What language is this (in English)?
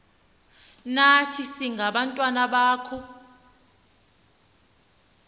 Xhosa